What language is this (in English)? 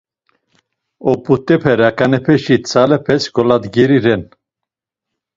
Laz